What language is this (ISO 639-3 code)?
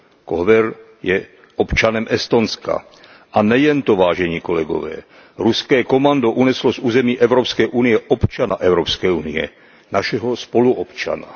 ces